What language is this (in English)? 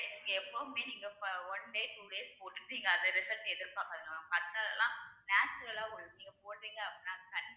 Tamil